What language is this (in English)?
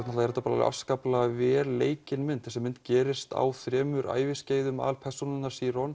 Icelandic